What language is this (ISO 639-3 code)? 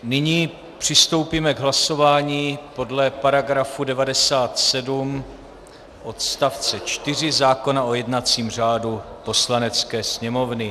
ces